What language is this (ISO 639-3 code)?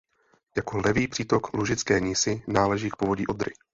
ces